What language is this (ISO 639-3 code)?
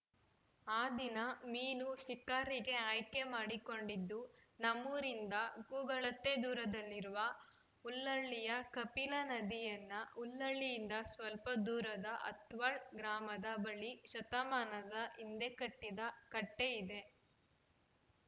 kan